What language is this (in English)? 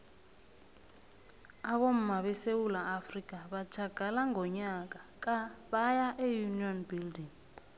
South Ndebele